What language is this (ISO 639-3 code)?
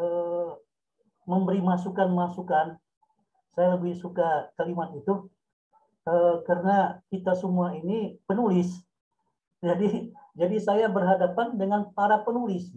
ind